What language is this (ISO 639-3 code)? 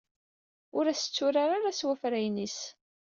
kab